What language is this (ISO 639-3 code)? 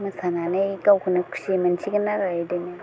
brx